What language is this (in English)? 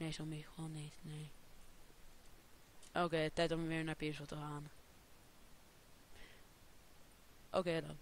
Dutch